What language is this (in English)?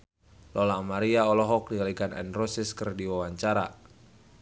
Sundanese